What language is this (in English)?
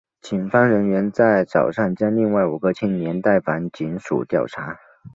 Chinese